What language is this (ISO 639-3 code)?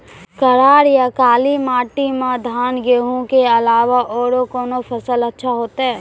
mai